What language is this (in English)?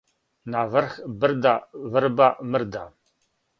Serbian